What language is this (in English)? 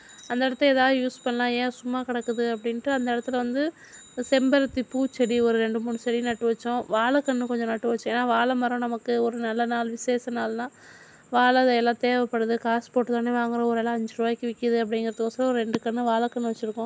Tamil